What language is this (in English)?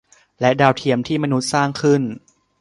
Thai